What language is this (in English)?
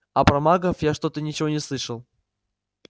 Russian